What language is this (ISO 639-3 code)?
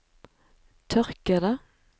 nor